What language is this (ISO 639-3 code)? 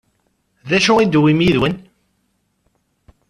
kab